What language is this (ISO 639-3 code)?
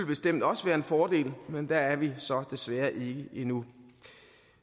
dan